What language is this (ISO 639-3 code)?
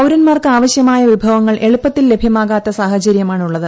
mal